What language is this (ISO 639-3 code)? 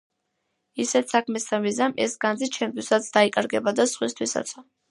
kat